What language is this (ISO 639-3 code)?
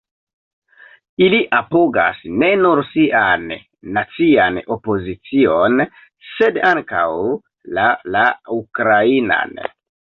epo